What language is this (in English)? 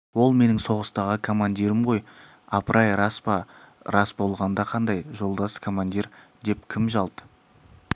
Kazakh